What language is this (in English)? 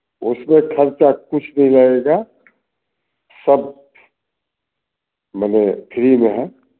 Hindi